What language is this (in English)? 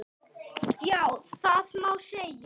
Icelandic